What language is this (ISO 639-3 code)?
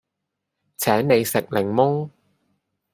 yue